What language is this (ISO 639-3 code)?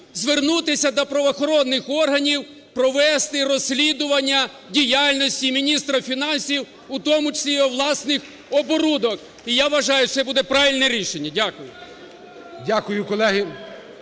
ukr